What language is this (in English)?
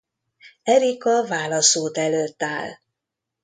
Hungarian